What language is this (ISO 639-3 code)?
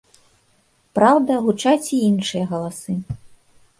bel